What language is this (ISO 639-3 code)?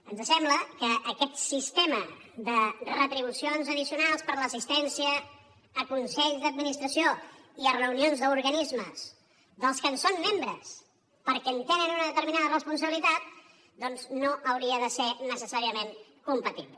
cat